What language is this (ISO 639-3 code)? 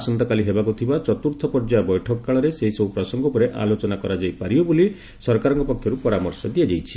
ori